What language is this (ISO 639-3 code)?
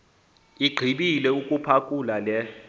xho